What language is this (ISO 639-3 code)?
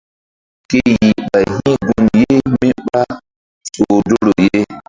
mdd